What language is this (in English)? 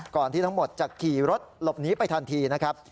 Thai